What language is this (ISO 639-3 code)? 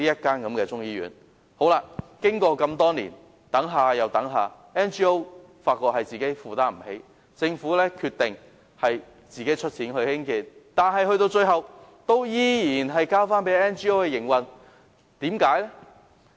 yue